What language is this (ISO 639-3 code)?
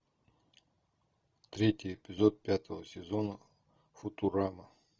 rus